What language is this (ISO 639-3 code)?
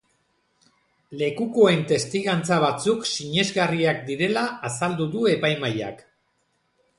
eus